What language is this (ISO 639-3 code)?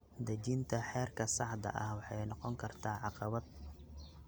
som